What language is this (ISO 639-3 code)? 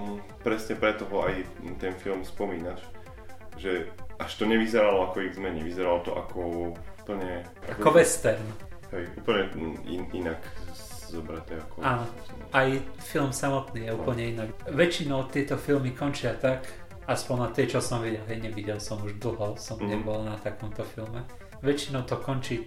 slk